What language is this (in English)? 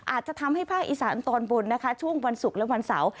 Thai